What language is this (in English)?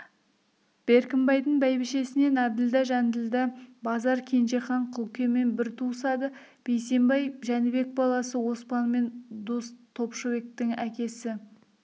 Kazakh